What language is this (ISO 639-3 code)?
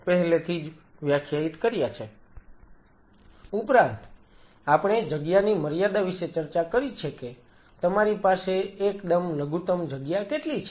guj